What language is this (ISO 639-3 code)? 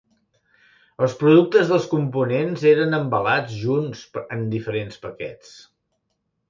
cat